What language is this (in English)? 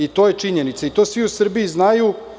Serbian